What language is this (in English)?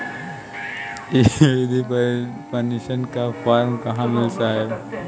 Bhojpuri